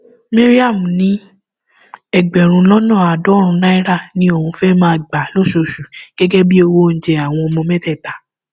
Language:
Yoruba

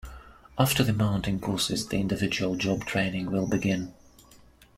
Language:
English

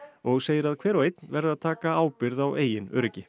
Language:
Icelandic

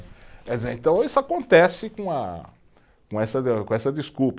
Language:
Portuguese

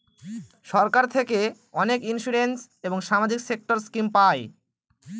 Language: Bangla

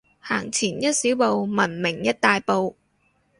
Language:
Cantonese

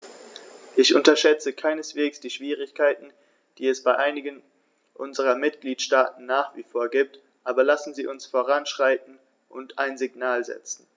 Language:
German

